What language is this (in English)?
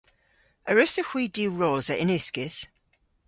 Cornish